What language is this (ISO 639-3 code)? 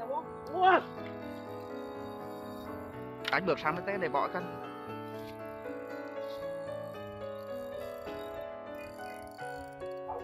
vie